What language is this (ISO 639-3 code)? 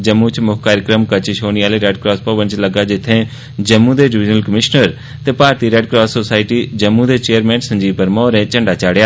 doi